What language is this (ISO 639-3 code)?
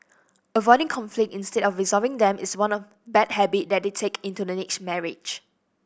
eng